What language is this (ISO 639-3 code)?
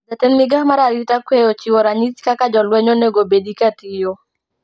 luo